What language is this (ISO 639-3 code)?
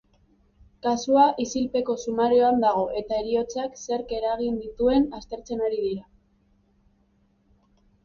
eus